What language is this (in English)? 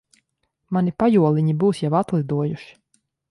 Latvian